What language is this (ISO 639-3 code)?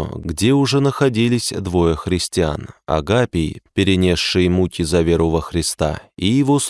rus